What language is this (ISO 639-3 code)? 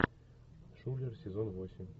rus